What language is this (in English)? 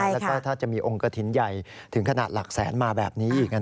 Thai